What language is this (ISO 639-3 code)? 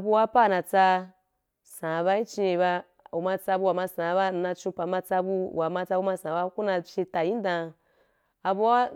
juk